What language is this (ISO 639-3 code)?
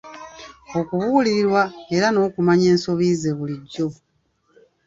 lug